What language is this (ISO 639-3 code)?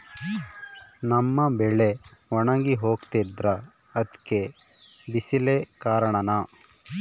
kan